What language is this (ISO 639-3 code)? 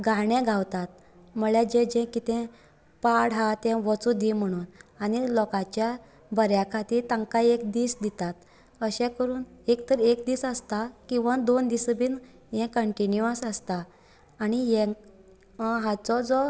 kok